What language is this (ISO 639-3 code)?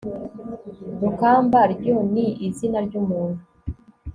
kin